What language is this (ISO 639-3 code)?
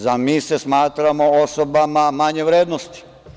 srp